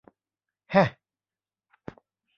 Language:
Thai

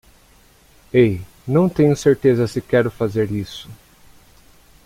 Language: Portuguese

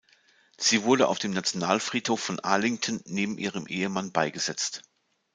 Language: German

